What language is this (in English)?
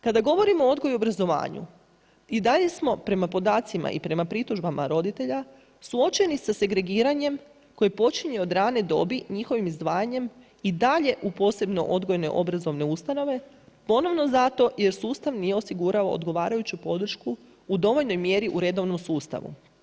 Croatian